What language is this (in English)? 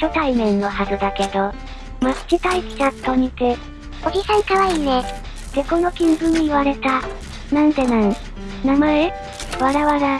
Japanese